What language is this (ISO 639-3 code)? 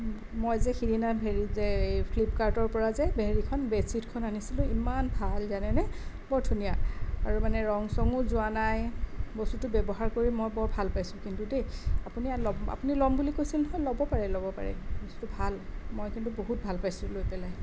asm